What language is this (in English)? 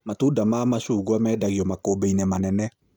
Kikuyu